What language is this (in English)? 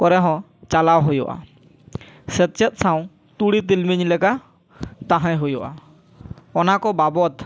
Santali